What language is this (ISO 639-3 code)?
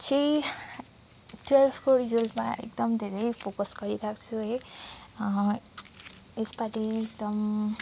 nep